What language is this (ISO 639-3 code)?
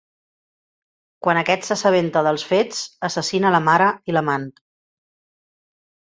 cat